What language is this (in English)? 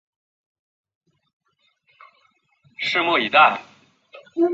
Chinese